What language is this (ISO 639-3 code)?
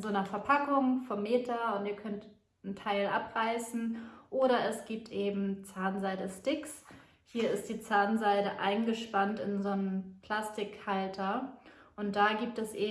deu